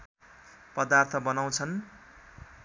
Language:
Nepali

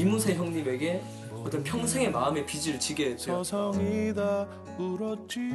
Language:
Korean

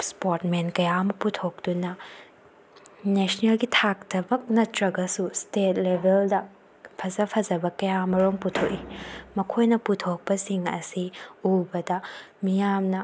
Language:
Manipuri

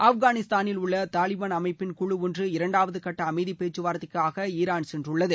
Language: Tamil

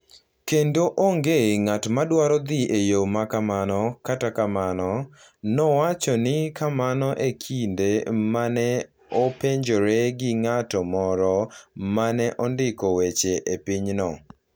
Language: Luo (Kenya and Tanzania)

